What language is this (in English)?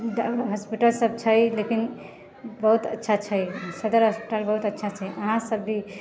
Maithili